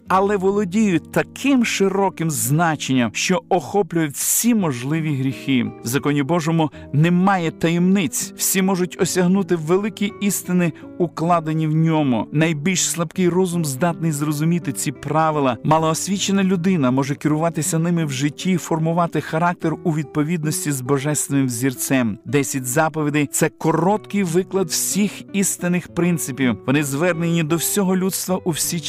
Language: Ukrainian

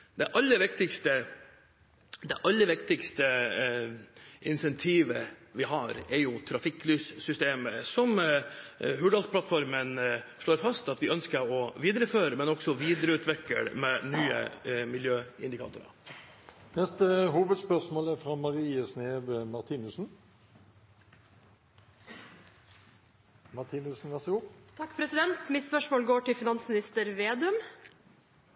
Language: Norwegian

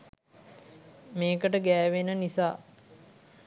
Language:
Sinhala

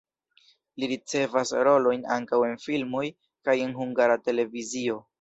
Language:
Esperanto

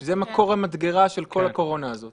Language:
Hebrew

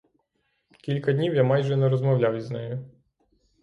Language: Ukrainian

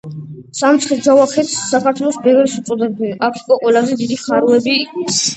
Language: Georgian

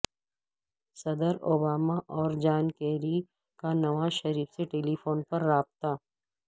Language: Urdu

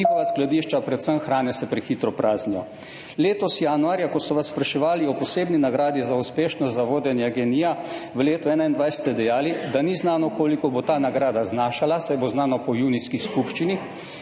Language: Slovenian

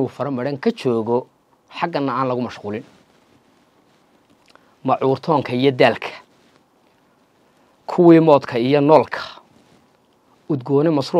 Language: Arabic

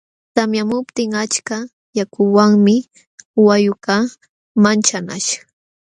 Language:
Jauja Wanca Quechua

